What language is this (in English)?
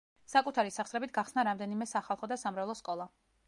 Georgian